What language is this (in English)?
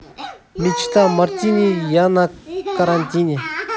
Russian